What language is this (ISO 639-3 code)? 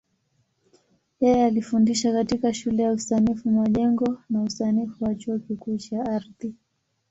swa